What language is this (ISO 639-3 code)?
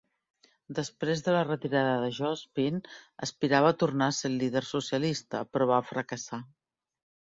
cat